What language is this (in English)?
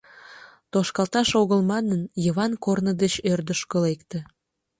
Mari